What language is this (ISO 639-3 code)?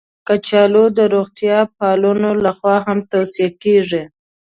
pus